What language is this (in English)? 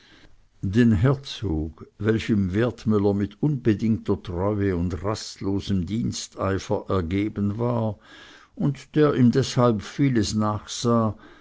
German